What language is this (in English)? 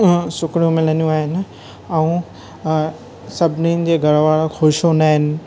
Sindhi